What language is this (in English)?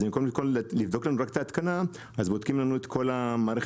Hebrew